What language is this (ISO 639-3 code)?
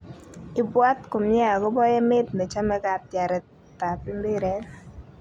kln